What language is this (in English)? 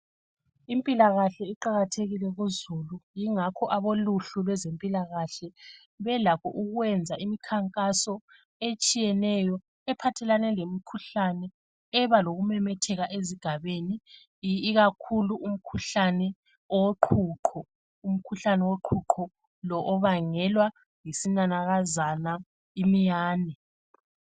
North Ndebele